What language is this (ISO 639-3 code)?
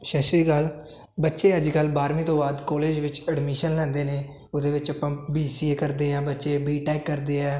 pan